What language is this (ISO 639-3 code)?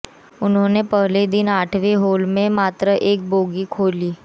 hin